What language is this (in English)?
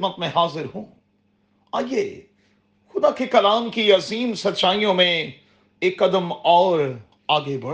Urdu